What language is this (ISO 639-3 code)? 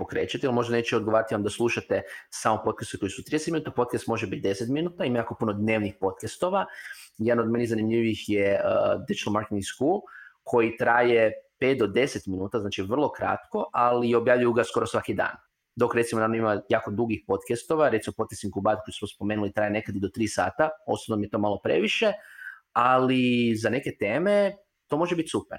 hrv